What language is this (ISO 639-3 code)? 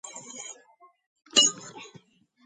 kat